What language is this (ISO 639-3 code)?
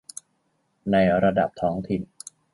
tha